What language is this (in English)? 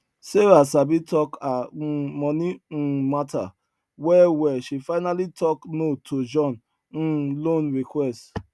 Nigerian Pidgin